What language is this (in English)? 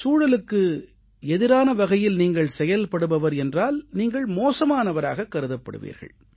Tamil